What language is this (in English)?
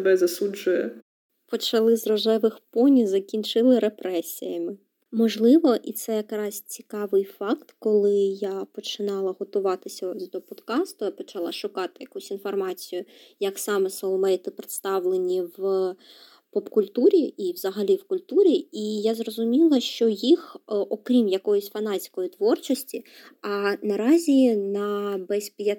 Ukrainian